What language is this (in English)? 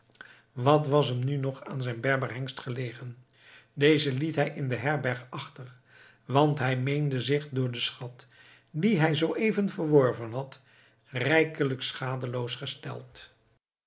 Dutch